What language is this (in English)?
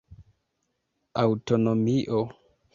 Esperanto